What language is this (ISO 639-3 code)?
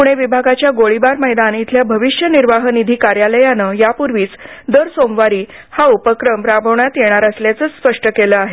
mar